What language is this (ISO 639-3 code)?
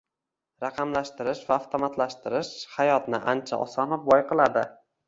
uzb